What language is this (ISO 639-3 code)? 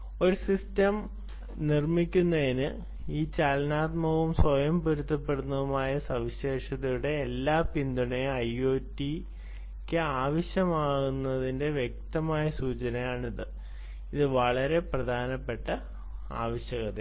mal